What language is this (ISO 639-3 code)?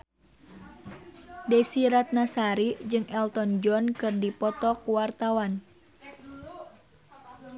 sun